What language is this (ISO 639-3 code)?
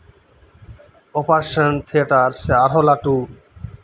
sat